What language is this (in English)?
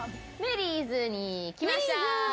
Japanese